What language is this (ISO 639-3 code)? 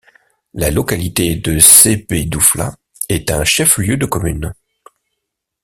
fra